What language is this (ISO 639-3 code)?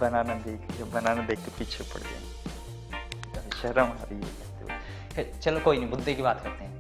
hin